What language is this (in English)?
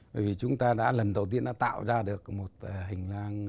Vietnamese